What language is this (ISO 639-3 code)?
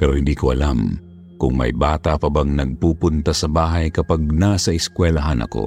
fil